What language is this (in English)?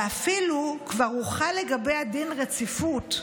Hebrew